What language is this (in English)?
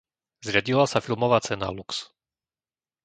Slovak